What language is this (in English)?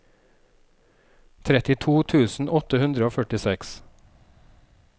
Norwegian